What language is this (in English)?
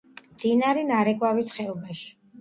Georgian